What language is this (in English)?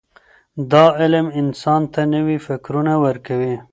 Pashto